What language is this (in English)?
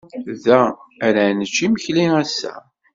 Kabyle